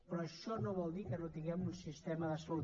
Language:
Catalan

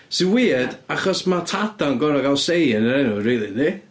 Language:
Welsh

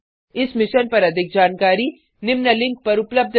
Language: Hindi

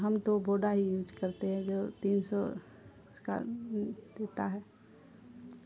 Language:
Urdu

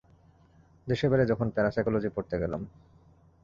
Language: Bangla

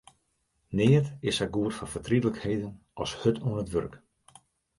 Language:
Western Frisian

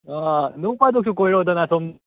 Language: Manipuri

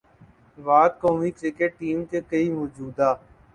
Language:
Urdu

